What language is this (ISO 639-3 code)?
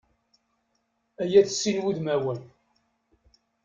kab